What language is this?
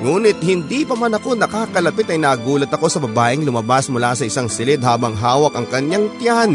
Filipino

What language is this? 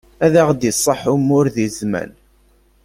Kabyle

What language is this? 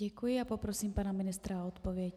Czech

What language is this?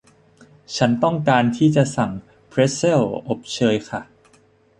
Thai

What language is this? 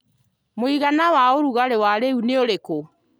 Kikuyu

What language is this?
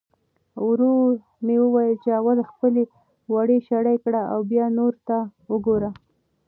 Pashto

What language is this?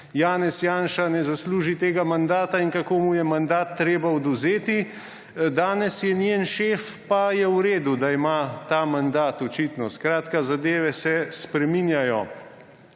Slovenian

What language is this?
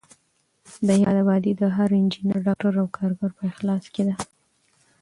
Pashto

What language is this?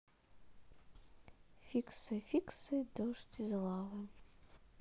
Russian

